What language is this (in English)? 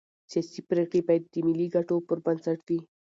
Pashto